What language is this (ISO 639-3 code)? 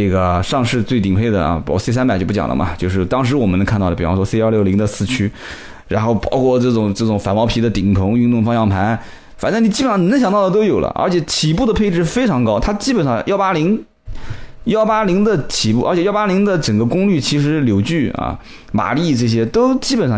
zho